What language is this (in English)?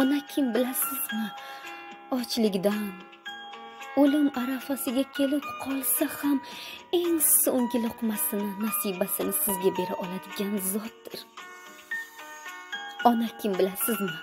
Turkish